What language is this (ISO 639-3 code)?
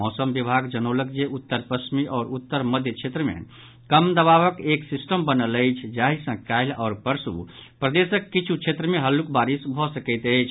mai